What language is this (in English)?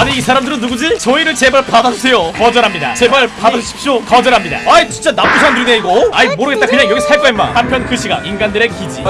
Korean